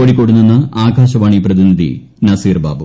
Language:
Malayalam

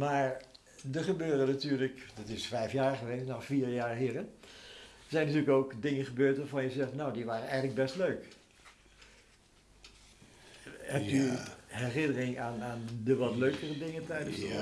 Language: Dutch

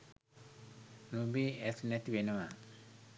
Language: Sinhala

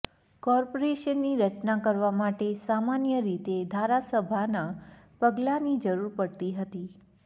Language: Gujarati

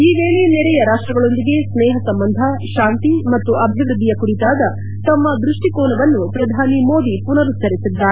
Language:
Kannada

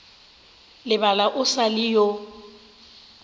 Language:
Northern Sotho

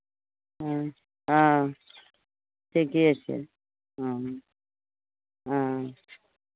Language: Maithili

